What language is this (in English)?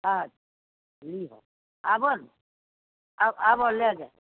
Maithili